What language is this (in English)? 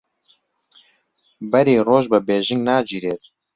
Central Kurdish